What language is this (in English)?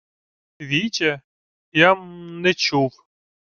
Ukrainian